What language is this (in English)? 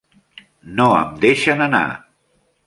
Catalan